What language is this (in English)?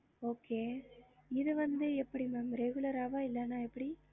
Tamil